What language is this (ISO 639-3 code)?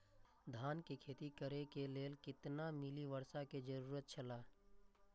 mai